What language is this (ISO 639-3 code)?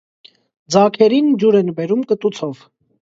hye